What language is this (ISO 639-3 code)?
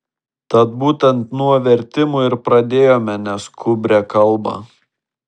lit